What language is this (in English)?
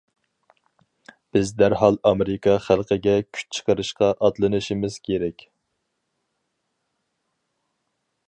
Uyghur